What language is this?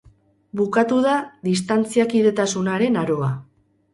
Basque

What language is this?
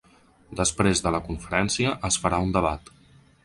Catalan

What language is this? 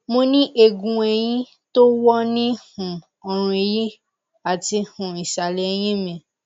Yoruba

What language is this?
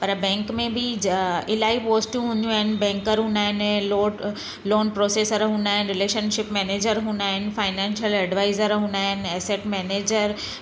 Sindhi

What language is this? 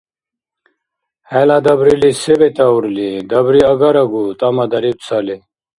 Dargwa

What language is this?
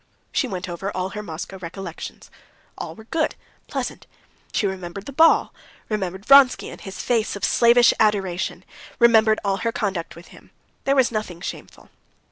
English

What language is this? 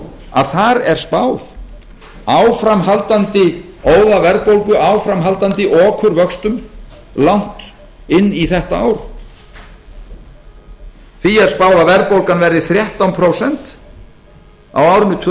Icelandic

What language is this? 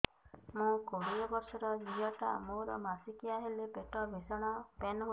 Odia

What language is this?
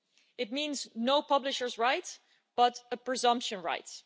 English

